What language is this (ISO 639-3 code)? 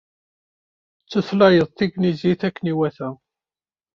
kab